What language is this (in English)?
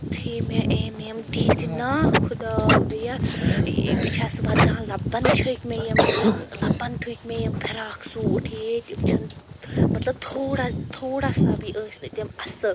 Kashmiri